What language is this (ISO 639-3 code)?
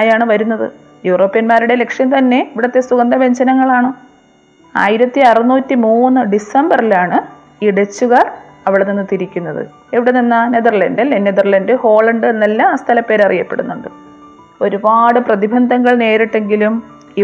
mal